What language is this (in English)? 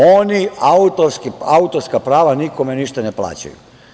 Serbian